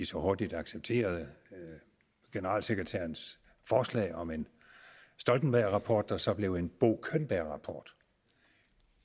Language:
Danish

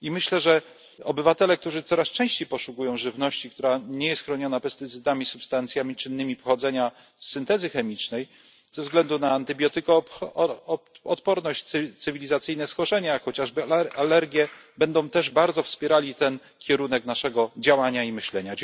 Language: Polish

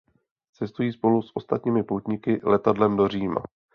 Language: Czech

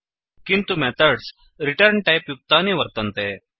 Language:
Sanskrit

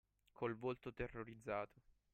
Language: Italian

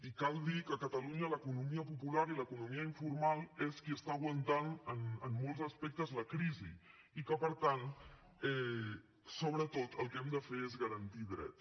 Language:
Catalan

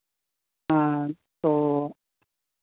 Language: Hindi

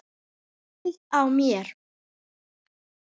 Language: Icelandic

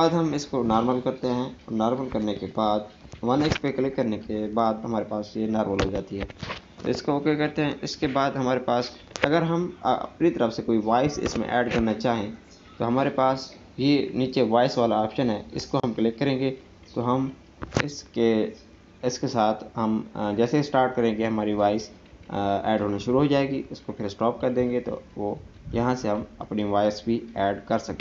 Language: Hindi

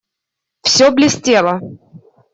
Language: Russian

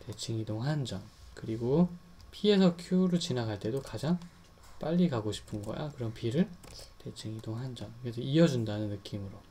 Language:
Korean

